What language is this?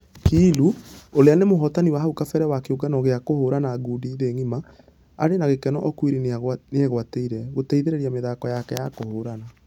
Kikuyu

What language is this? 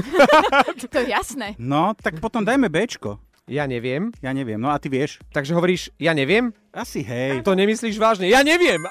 Slovak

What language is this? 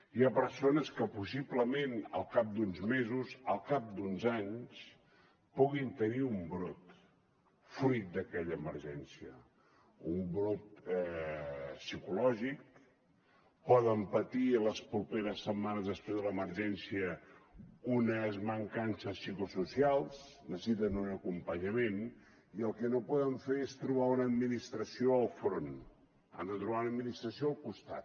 Catalan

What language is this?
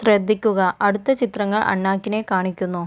Malayalam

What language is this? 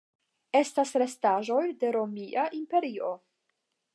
Esperanto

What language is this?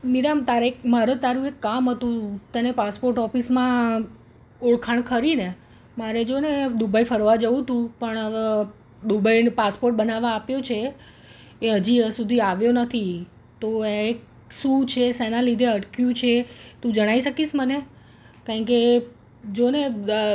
Gujarati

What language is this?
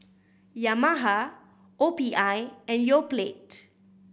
English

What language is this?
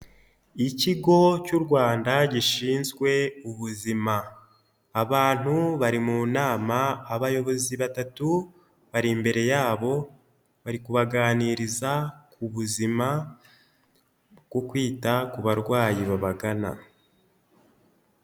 Kinyarwanda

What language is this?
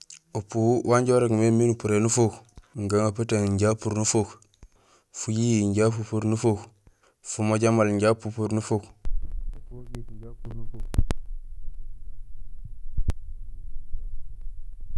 Gusilay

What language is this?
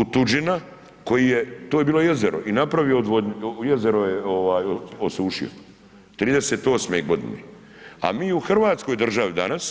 Croatian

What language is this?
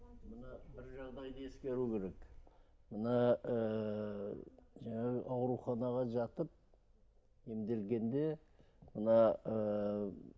Kazakh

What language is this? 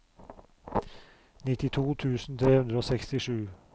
Norwegian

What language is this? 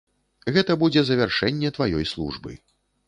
Belarusian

